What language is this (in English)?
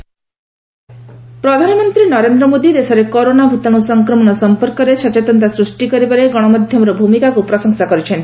Odia